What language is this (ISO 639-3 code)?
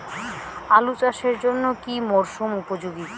ben